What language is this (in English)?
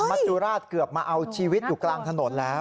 Thai